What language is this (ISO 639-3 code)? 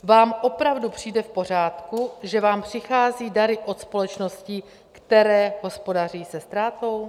ces